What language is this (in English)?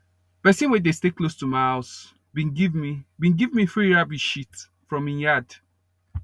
Nigerian Pidgin